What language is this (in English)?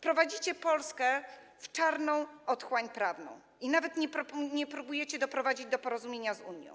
Polish